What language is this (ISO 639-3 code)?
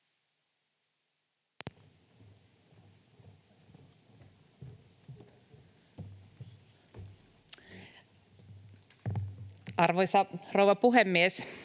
fin